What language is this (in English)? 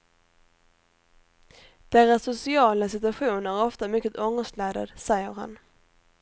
Swedish